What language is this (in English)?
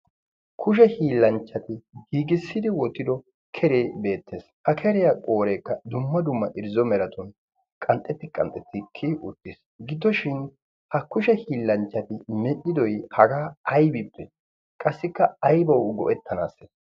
Wolaytta